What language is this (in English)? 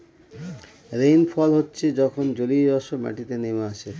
Bangla